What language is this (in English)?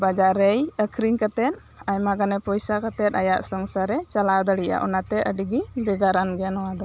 Santali